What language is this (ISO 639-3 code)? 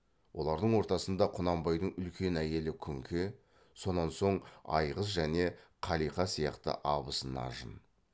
kaz